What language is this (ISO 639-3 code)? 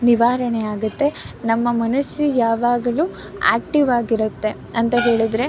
kan